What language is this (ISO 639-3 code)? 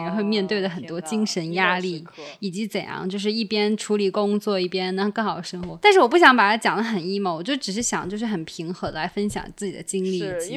zho